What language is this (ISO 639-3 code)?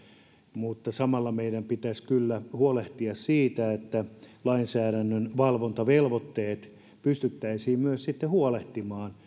fin